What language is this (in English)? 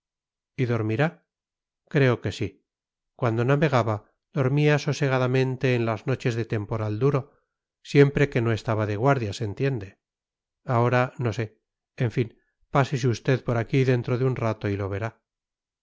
Spanish